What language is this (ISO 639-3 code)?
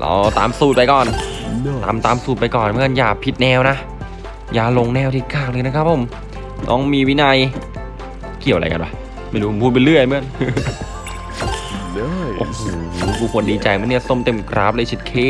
tha